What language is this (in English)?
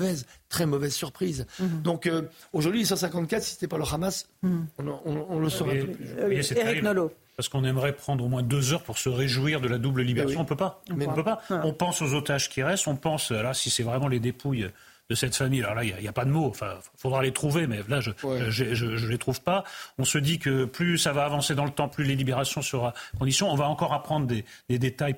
French